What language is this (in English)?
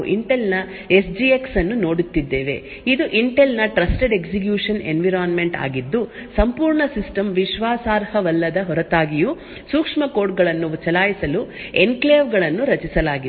Kannada